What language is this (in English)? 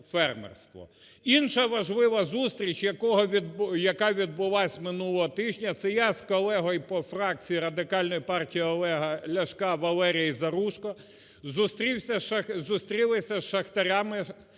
Ukrainian